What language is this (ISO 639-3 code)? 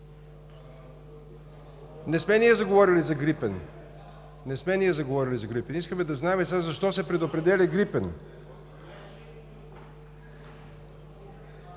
bul